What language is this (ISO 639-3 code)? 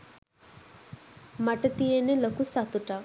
sin